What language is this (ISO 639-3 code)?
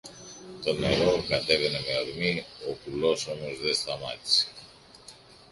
ell